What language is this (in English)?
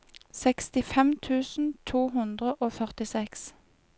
Norwegian